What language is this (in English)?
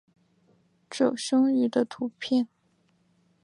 Chinese